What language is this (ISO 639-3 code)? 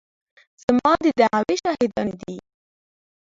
pus